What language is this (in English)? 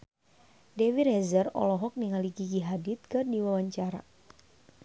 Sundanese